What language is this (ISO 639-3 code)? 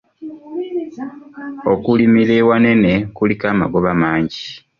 lug